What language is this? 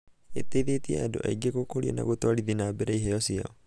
Kikuyu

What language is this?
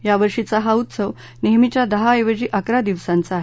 Marathi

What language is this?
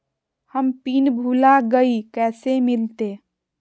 Magahi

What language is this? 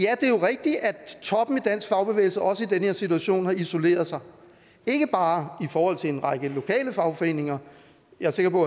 Danish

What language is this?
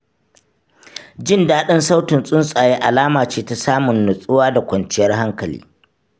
Hausa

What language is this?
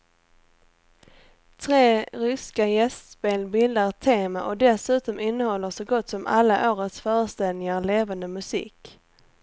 Swedish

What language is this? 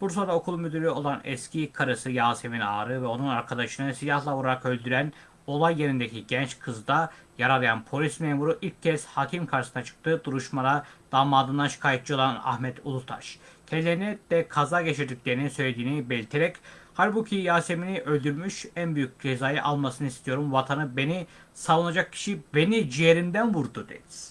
Turkish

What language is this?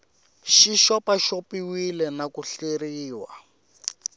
Tsonga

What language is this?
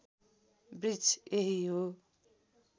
Nepali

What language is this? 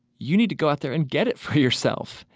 English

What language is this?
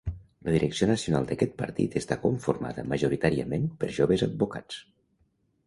Catalan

